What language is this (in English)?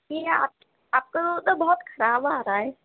Urdu